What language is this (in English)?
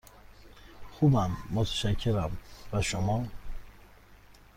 Persian